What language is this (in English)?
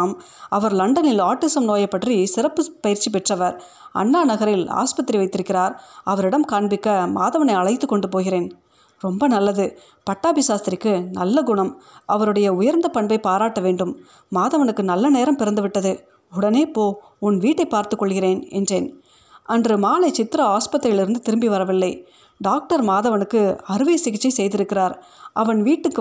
Tamil